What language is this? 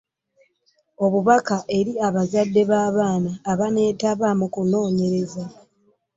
Ganda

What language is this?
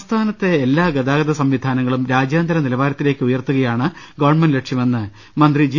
Malayalam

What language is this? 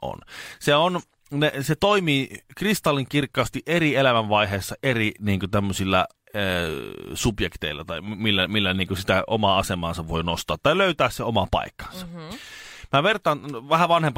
Finnish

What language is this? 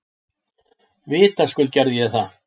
Icelandic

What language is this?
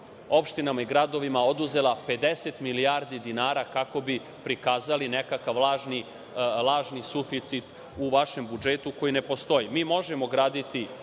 Serbian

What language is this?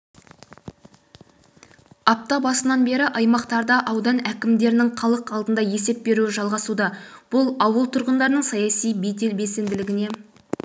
Kazakh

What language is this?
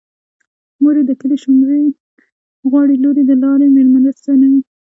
Pashto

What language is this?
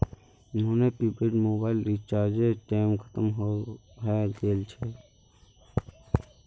Magahi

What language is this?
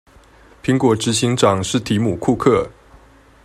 Chinese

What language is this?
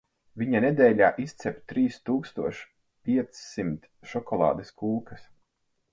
Latvian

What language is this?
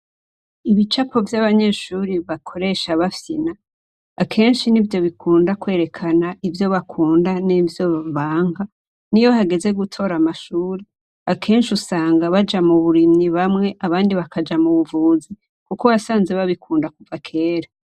Rundi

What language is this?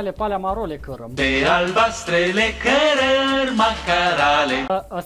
Romanian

